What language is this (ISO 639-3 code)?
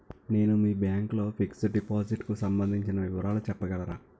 tel